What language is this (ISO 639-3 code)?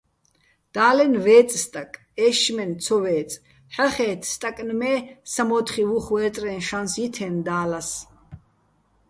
bbl